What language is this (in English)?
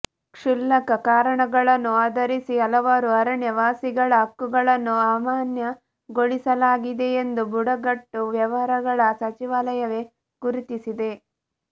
Kannada